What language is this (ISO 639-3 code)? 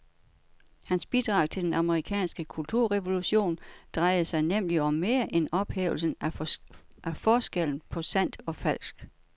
dan